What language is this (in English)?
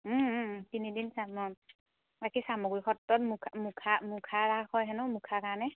Assamese